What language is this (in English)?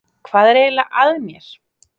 Icelandic